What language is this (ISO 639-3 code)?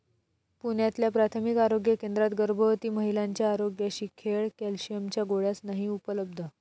mar